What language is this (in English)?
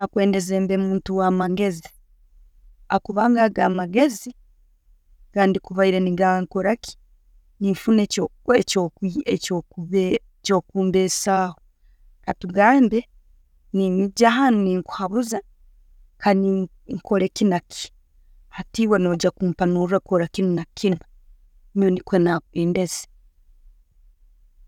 Tooro